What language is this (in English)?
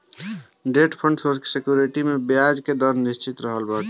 Bhojpuri